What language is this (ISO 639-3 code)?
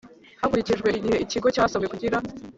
kin